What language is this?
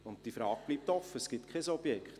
Swiss German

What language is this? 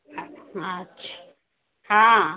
Maithili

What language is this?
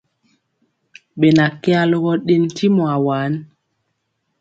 Mpiemo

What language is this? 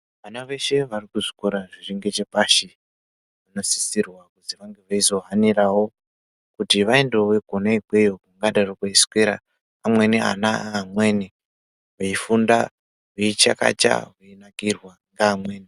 Ndau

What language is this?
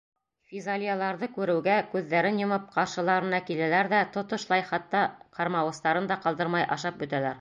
Bashkir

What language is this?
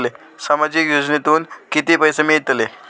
Marathi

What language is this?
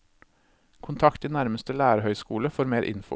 Norwegian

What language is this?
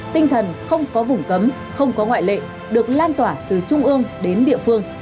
Vietnamese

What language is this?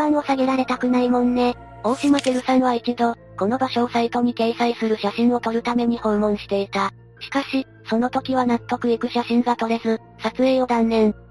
Japanese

